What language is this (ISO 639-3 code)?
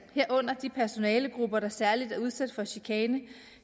dan